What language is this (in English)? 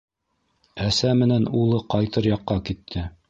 Bashkir